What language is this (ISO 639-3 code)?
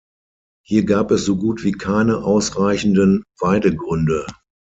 deu